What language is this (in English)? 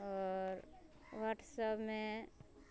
Maithili